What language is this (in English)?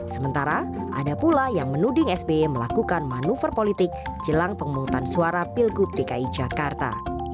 Indonesian